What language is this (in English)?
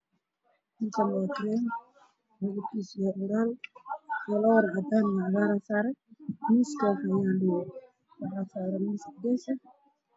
Somali